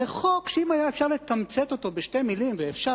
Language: Hebrew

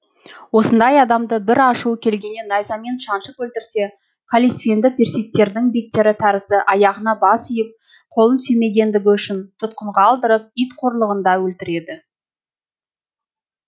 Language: Kazakh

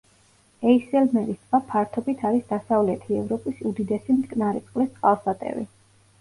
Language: Georgian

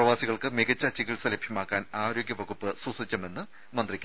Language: Malayalam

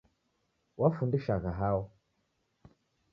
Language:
Taita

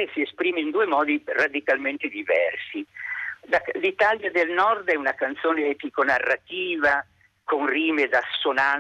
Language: Italian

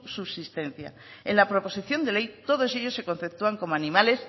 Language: Spanish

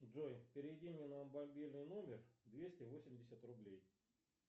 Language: Russian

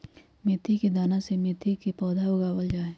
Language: Magahi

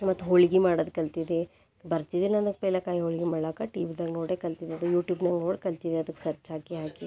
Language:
Kannada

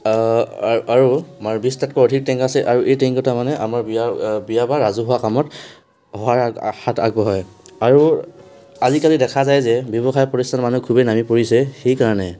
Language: Assamese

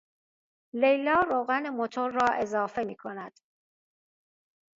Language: Persian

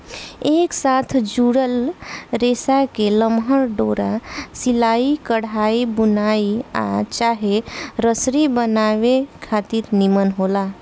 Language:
Bhojpuri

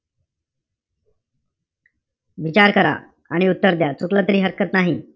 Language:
Marathi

